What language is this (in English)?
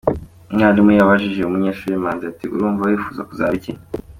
Kinyarwanda